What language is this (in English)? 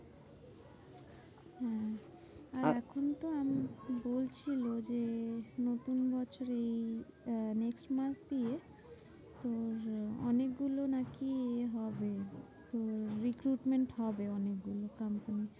Bangla